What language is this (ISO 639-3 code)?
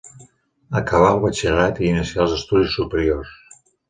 cat